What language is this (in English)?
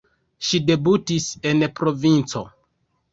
Esperanto